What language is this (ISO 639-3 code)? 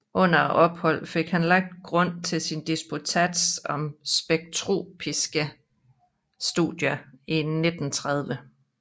dan